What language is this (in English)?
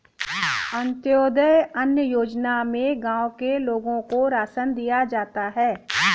Hindi